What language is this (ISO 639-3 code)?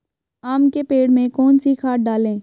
hin